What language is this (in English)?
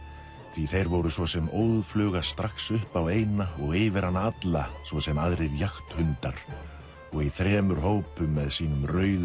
Icelandic